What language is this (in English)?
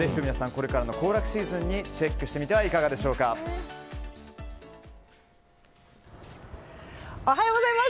Japanese